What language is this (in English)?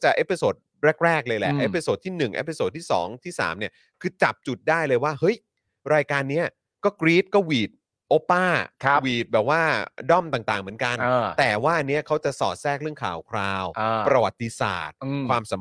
Thai